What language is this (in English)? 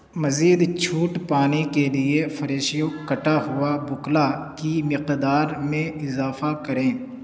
Urdu